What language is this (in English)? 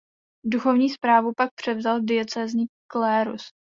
Czech